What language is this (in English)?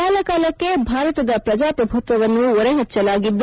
Kannada